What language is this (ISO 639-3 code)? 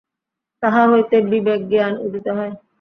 ben